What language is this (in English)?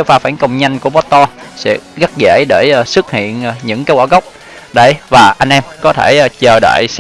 Vietnamese